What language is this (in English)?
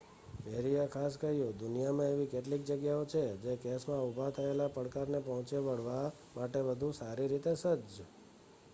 Gujarati